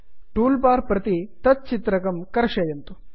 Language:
Sanskrit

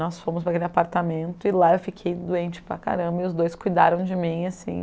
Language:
Portuguese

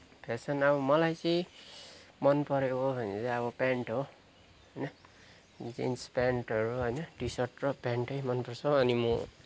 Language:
Nepali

